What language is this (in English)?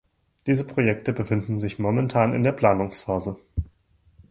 German